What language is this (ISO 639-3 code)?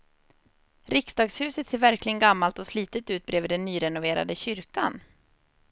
swe